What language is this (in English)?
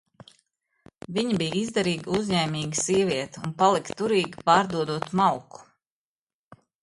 Latvian